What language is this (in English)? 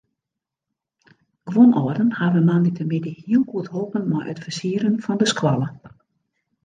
Western Frisian